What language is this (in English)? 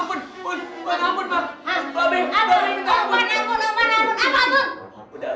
Indonesian